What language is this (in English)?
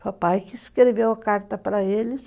Portuguese